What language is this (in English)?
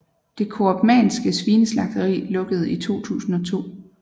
Danish